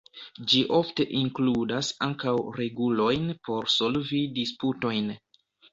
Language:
Esperanto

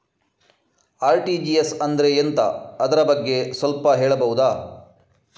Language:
Kannada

